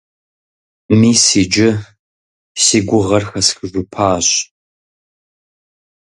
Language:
Kabardian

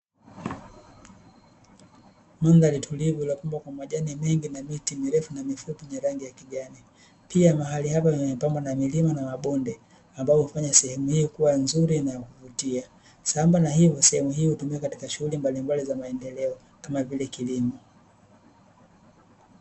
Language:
Swahili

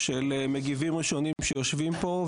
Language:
Hebrew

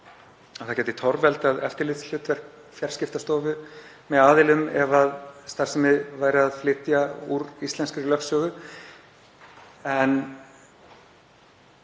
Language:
Icelandic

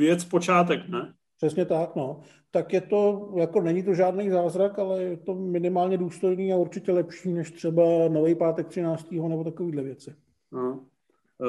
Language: Czech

